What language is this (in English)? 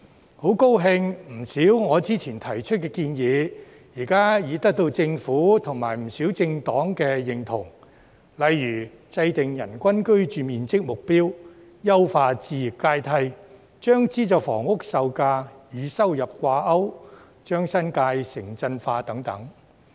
Cantonese